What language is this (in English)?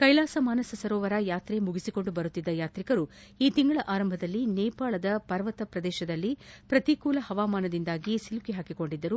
Kannada